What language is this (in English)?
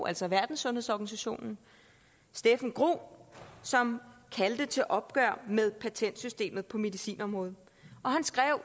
Danish